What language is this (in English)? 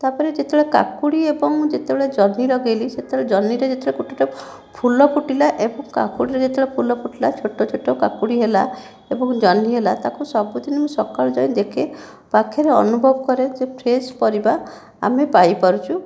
Odia